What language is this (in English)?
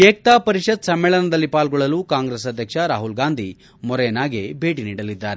Kannada